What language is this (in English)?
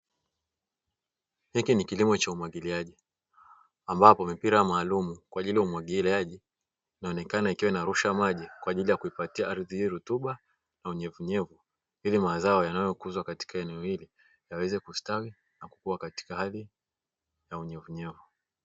Swahili